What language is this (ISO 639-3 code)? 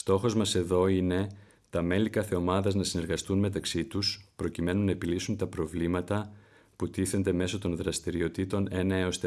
ell